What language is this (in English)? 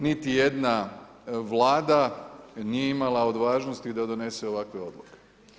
Croatian